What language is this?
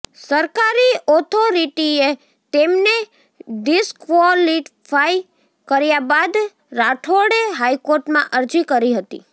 Gujarati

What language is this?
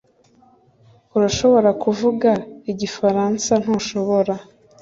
Kinyarwanda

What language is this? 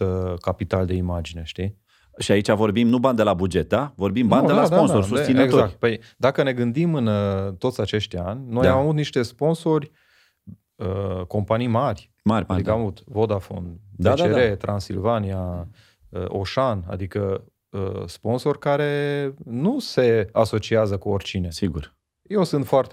Romanian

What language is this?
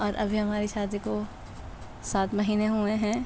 Urdu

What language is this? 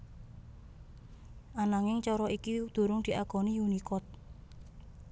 Javanese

